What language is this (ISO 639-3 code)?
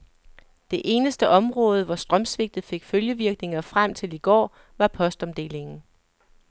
dan